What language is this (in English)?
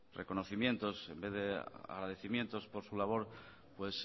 Spanish